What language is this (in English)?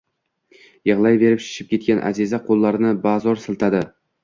Uzbek